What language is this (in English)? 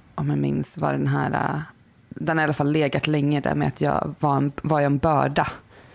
Swedish